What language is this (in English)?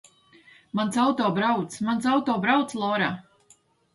Latvian